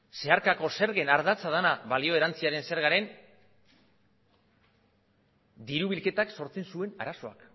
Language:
Basque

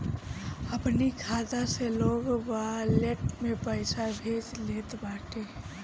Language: Bhojpuri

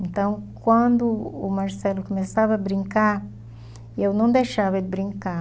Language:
Portuguese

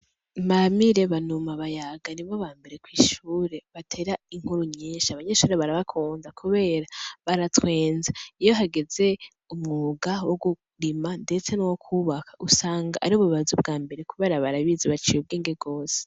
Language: Rundi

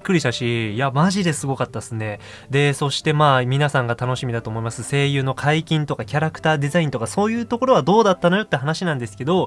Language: Japanese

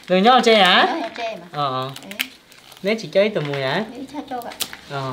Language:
Vietnamese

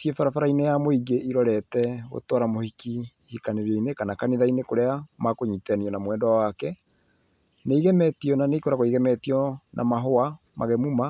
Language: Kikuyu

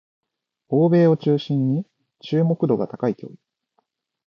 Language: Japanese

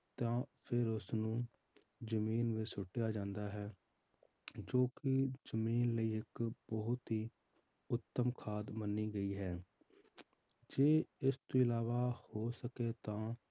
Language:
Punjabi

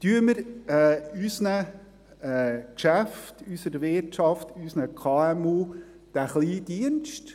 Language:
Swiss German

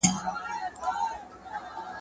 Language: Pashto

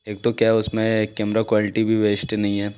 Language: Hindi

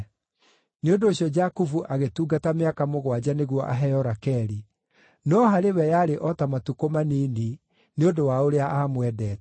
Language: Kikuyu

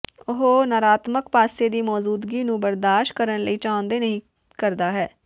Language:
Punjabi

